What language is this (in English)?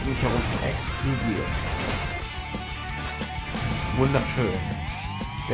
German